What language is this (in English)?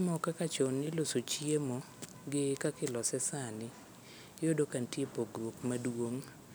Luo (Kenya and Tanzania)